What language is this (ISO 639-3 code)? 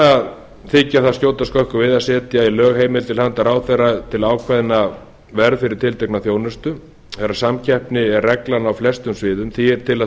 isl